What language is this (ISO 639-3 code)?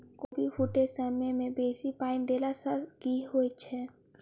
mai